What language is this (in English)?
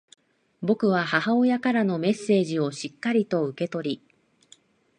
Japanese